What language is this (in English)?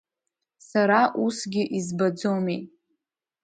Abkhazian